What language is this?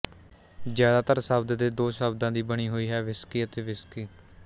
Punjabi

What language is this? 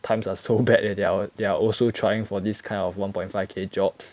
English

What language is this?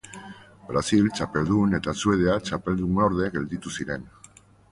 Basque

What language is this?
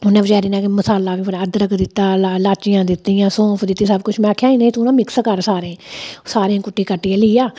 Dogri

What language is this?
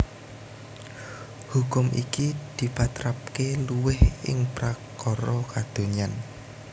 Javanese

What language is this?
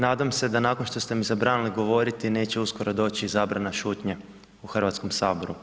Croatian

